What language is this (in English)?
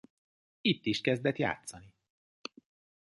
Hungarian